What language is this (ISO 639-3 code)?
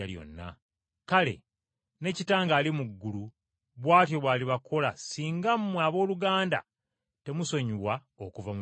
lug